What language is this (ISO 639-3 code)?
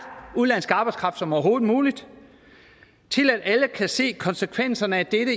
dan